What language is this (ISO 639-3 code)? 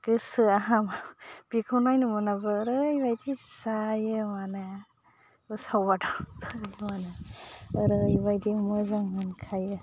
brx